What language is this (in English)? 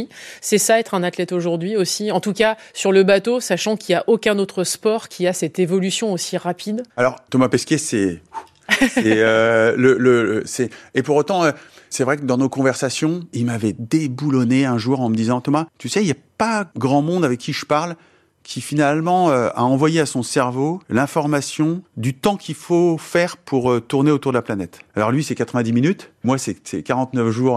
French